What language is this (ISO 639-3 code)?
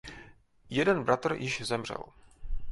ces